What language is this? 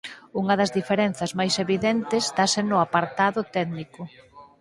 Galician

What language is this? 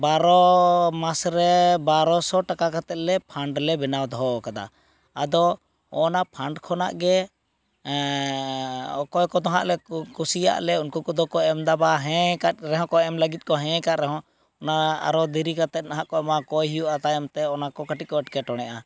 Santali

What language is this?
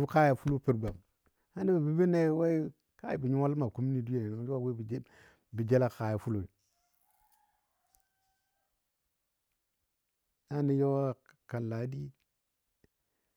Dadiya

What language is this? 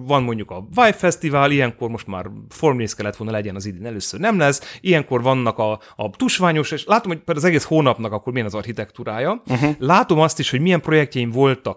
Hungarian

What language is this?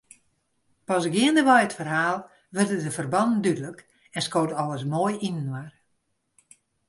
Western Frisian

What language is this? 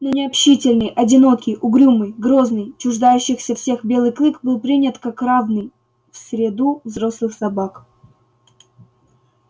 Russian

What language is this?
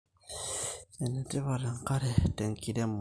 Masai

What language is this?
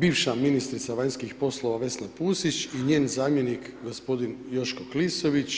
Croatian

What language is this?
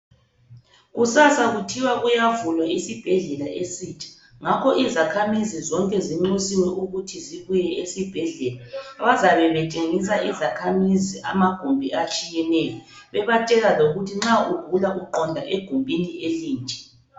North Ndebele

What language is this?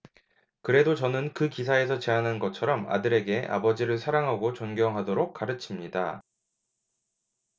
Korean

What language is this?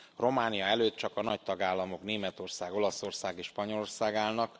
Hungarian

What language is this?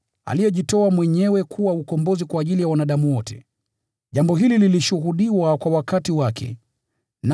Swahili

